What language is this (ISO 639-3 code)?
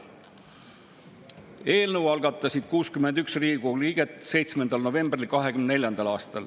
est